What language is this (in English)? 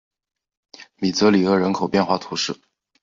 Chinese